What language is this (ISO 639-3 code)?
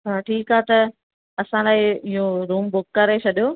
snd